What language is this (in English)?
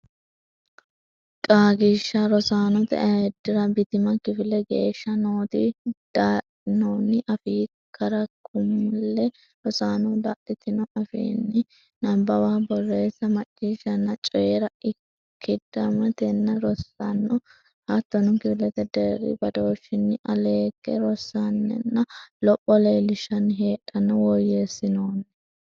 Sidamo